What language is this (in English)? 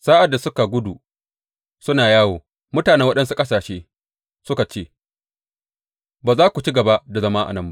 Hausa